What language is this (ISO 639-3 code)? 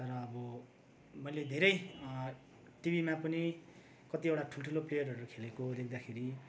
nep